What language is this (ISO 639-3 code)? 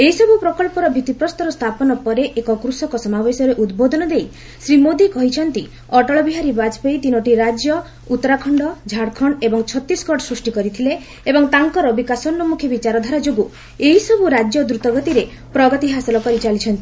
ori